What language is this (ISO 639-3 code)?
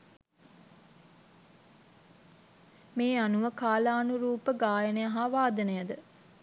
sin